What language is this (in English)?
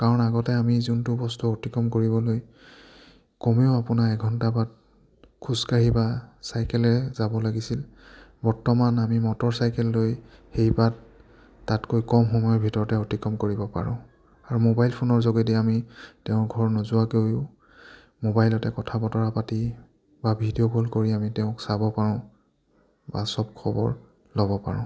Assamese